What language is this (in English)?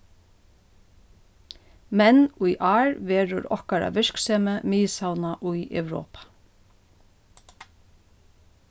Faroese